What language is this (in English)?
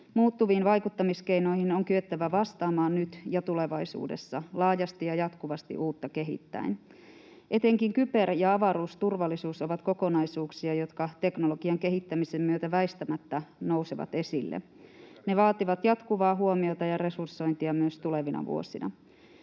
Finnish